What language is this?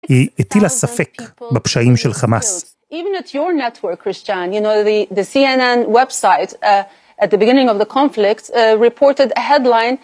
Hebrew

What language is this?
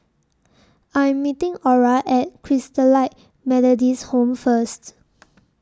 English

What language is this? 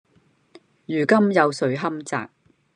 Cantonese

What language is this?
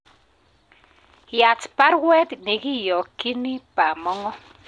Kalenjin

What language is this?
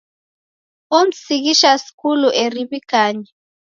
Taita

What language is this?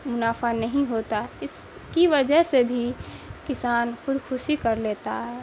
Urdu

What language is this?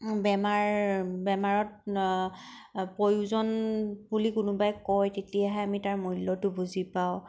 Assamese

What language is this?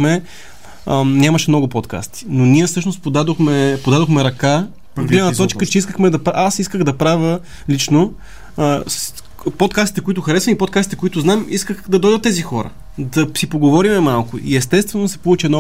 Bulgarian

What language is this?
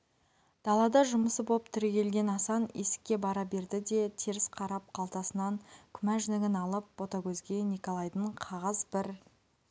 Kazakh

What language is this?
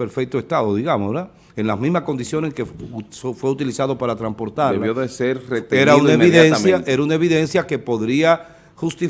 Spanish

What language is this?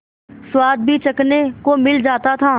Hindi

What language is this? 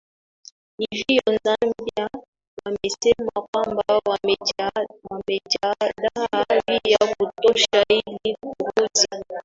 Swahili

